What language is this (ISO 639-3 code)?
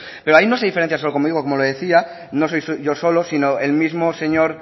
spa